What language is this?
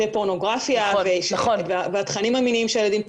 Hebrew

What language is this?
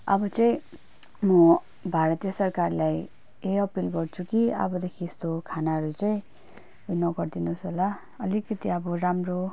Nepali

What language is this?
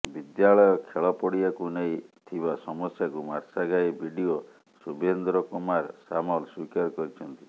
Odia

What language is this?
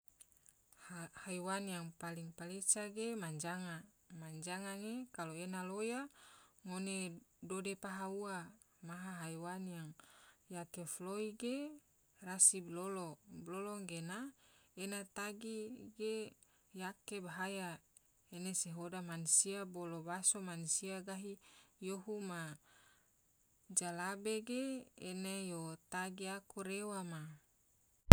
Tidore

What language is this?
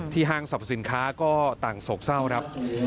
Thai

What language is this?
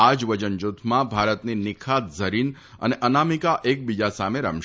Gujarati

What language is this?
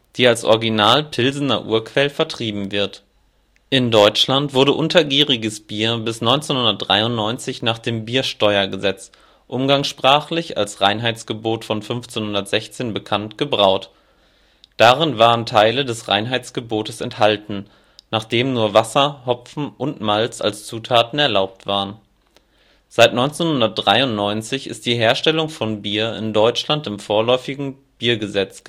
German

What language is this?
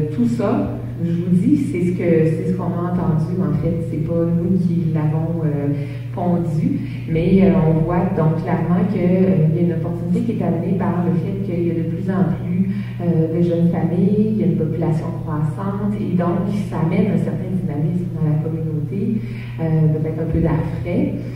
French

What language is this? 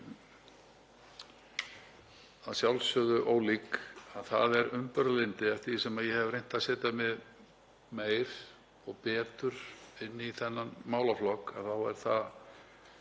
Icelandic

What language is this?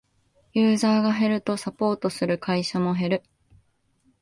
Japanese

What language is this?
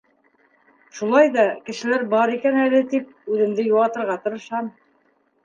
Bashkir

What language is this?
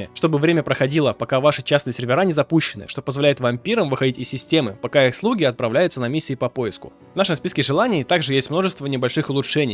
Russian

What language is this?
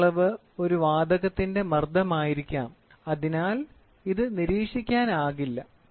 Malayalam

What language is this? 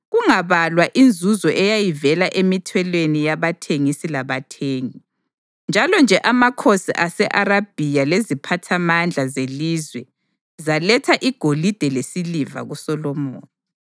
North Ndebele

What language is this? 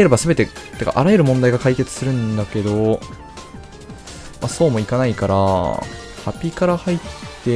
Japanese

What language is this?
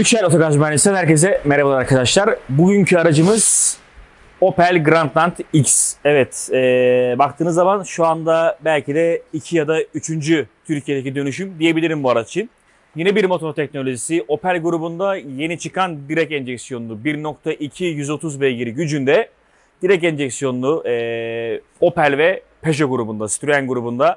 Turkish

